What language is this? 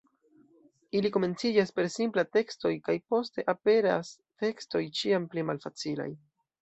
Esperanto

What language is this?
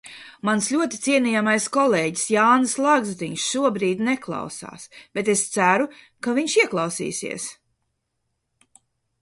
Latvian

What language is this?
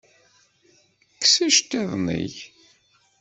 Kabyle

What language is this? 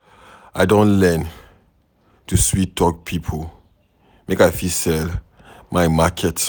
Nigerian Pidgin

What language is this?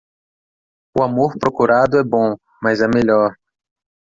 Portuguese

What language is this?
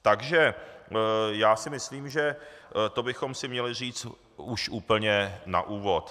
Czech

